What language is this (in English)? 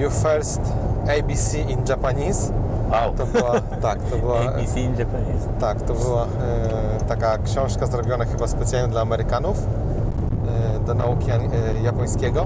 Polish